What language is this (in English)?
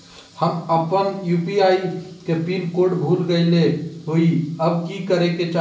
Magahi